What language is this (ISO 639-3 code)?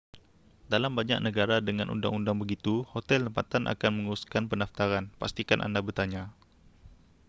msa